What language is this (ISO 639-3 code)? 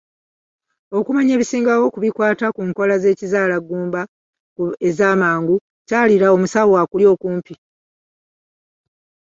lug